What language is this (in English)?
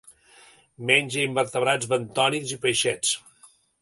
Catalan